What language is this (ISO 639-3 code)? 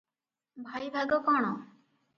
ori